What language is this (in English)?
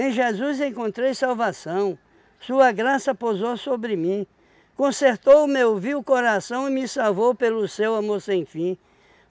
Portuguese